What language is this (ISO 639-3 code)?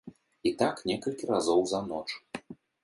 bel